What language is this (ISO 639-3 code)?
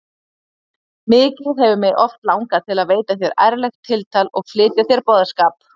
isl